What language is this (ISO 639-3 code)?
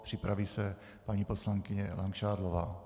ces